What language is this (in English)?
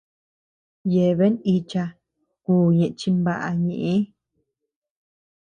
Tepeuxila Cuicatec